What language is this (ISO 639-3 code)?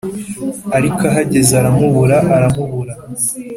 kin